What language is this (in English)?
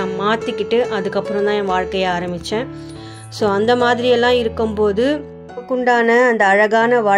Tamil